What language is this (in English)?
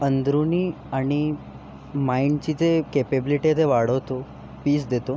Marathi